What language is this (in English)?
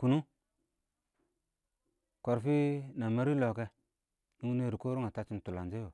Awak